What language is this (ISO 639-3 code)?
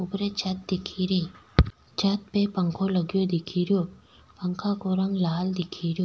raj